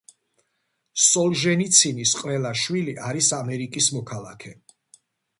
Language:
Georgian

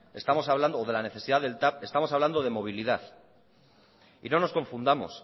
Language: Spanish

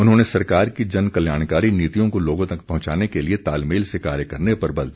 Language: Hindi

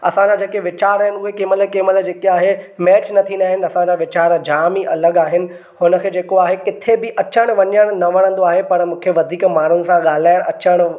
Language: Sindhi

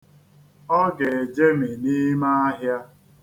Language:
Igbo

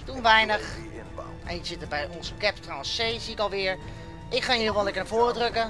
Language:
Dutch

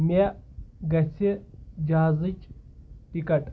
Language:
Kashmiri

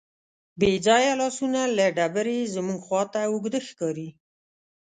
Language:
Pashto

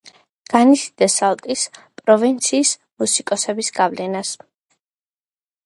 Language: Georgian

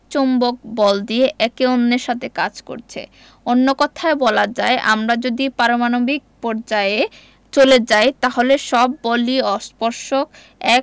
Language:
Bangla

